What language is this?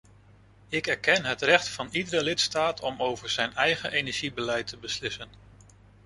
Dutch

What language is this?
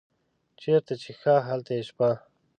Pashto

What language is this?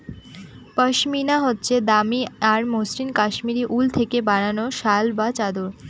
Bangla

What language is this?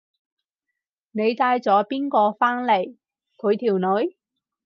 Cantonese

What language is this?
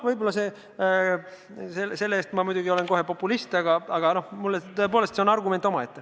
Estonian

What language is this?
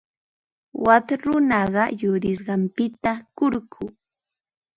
Ambo-Pasco Quechua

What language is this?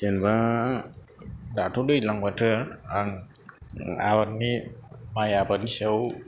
Bodo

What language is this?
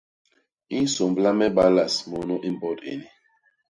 Basaa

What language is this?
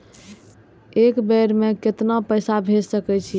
Maithili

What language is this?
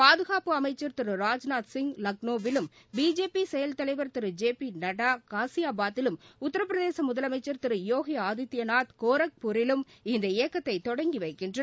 Tamil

